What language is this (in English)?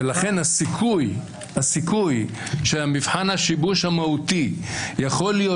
Hebrew